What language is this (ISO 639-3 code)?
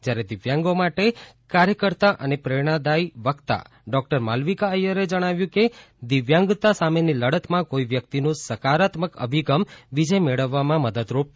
guj